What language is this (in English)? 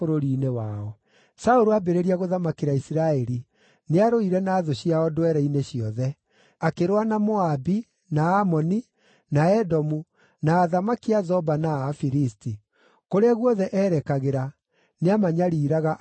Kikuyu